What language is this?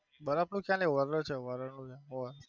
Gujarati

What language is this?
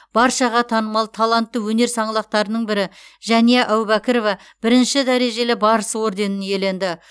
Kazakh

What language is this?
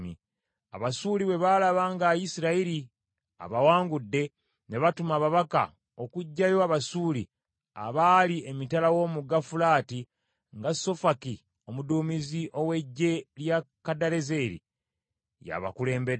Ganda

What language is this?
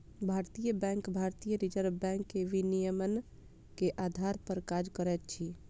Maithili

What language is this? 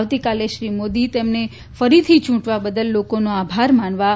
Gujarati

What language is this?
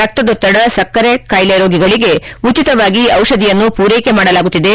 Kannada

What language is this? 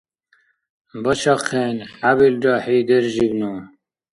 Dargwa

